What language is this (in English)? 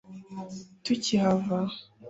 Kinyarwanda